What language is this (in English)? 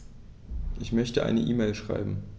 German